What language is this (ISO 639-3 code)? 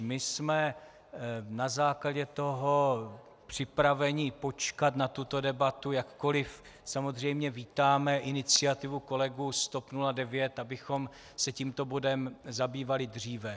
ces